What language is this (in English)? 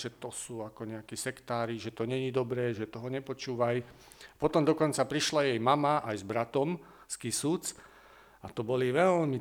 Slovak